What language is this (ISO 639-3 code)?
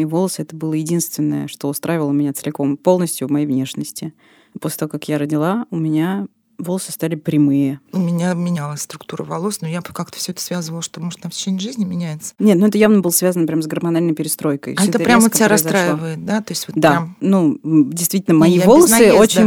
rus